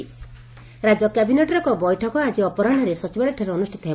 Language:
Odia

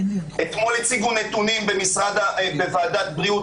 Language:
Hebrew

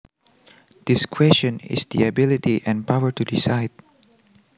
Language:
Javanese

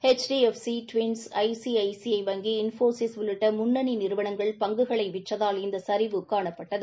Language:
Tamil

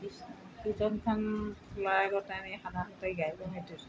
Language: Assamese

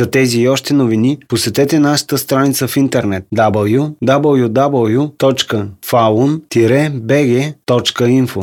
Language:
Bulgarian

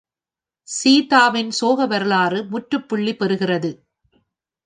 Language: Tamil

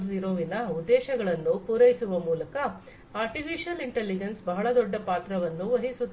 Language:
Kannada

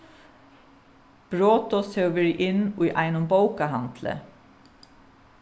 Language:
Faroese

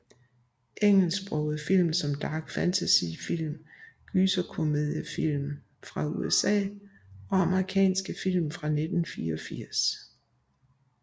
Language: Danish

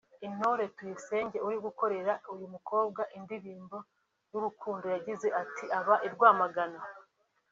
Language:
Kinyarwanda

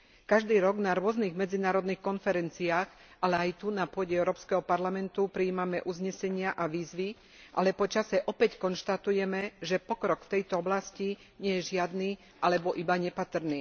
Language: Slovak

